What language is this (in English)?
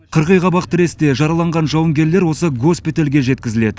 Kazakh